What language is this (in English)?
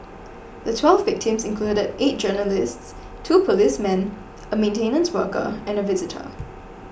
English